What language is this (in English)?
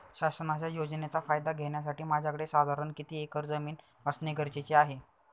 Marathi